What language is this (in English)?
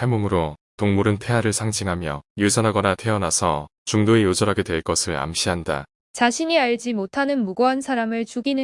Korean